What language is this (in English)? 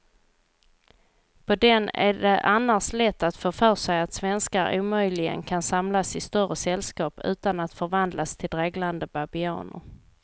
Swedish